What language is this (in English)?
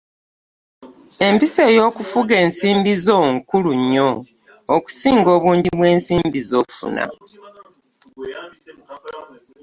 Ganda